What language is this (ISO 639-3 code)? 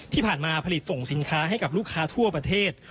tha